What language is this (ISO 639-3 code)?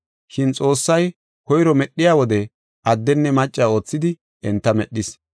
gof